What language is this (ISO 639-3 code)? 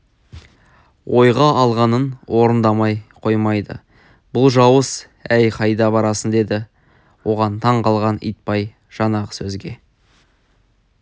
kaz